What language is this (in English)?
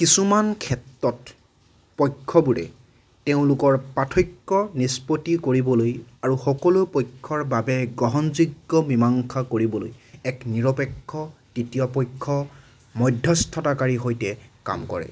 Assamese